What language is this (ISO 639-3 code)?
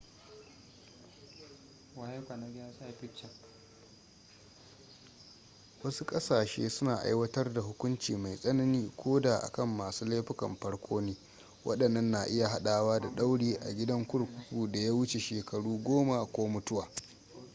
hau